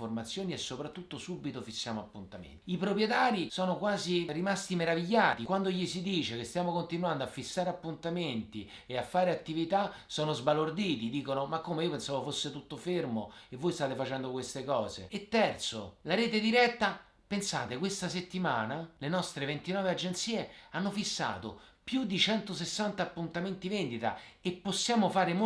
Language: Italian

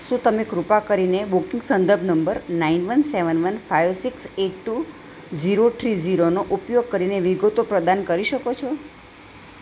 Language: Gujarati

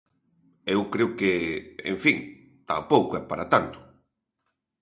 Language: Galician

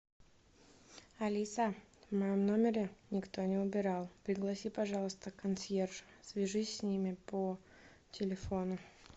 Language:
Russian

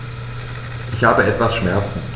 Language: German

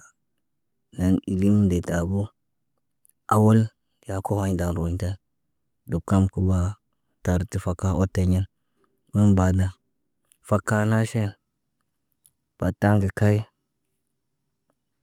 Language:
Naba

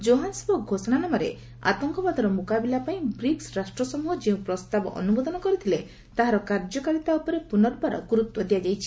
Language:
Odia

